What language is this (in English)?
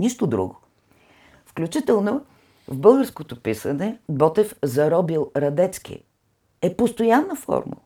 Bulgarian